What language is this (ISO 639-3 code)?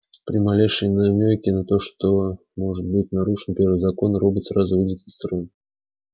rus